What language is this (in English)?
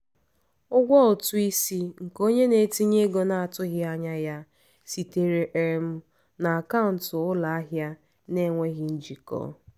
Igbo